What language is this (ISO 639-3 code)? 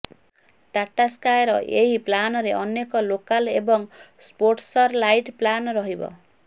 ori